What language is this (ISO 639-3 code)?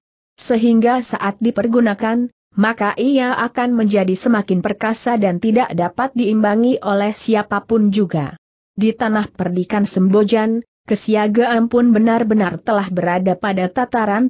ind